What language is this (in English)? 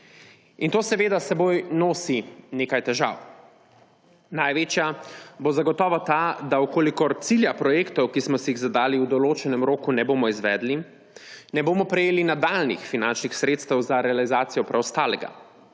Slovenian